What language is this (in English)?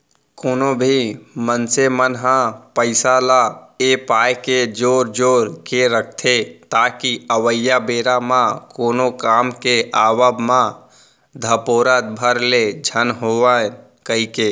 Chhattisgarhi